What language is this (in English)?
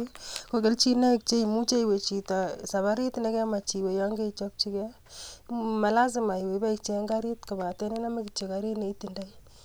Kalenjin